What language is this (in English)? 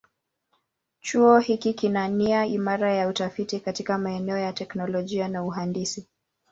Swahili